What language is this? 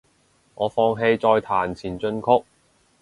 Cantonese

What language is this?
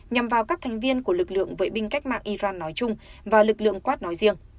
Vietnamese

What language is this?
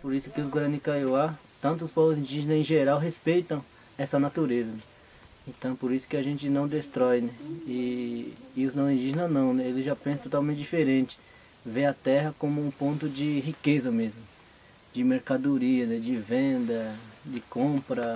Portuguese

